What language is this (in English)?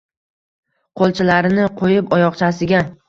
Uzbek